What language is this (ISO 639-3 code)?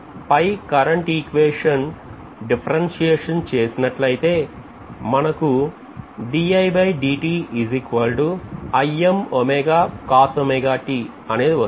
tel